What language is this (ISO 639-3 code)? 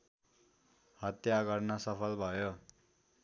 nep